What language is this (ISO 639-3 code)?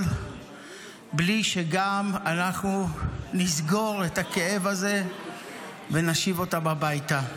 heb